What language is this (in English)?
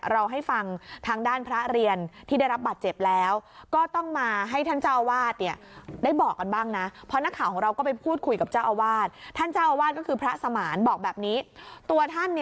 Thai